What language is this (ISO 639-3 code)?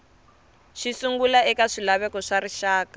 tso